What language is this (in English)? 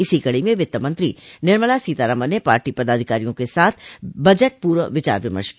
Hindi